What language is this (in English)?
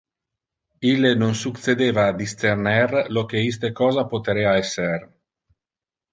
Interlingua